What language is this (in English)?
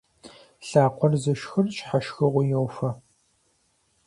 Kabardian